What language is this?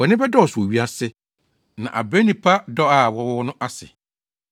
Akan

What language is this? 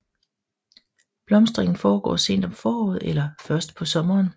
Danish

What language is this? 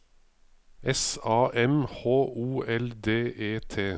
Norwegian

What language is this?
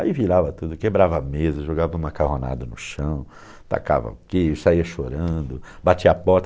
Portuguese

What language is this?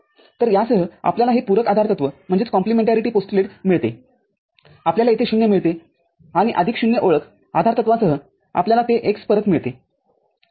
Marathi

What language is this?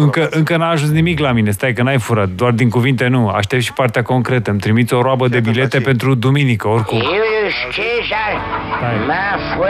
Romanian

